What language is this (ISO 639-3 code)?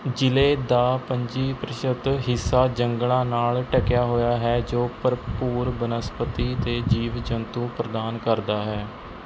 pan